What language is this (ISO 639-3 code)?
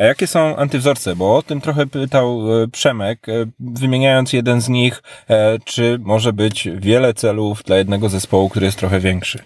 pol